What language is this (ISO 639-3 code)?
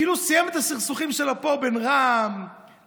heb